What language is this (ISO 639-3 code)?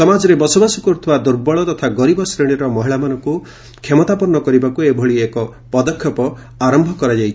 ori